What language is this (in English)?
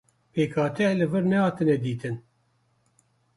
Kurdish